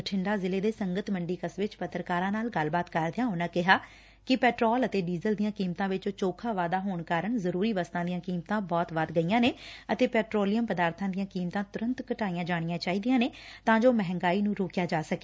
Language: Punjabi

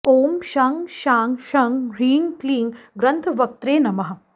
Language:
Sanskrit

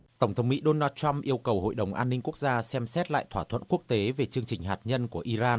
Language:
Vietnamese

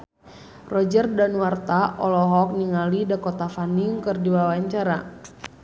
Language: Sundanese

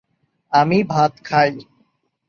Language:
Bangla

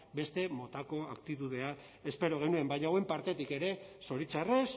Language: Basque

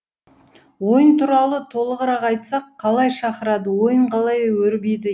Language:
Kazakh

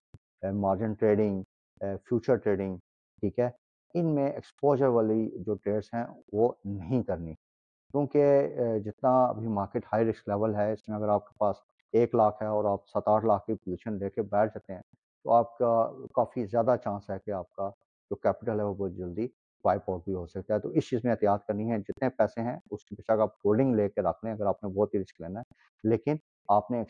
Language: Urdu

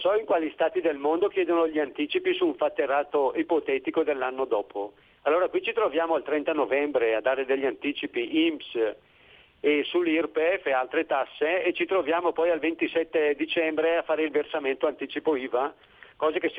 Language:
Italian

